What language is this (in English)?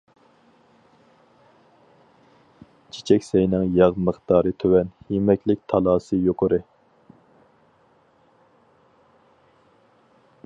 Uyghur